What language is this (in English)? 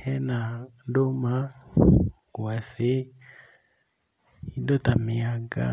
Kikuyu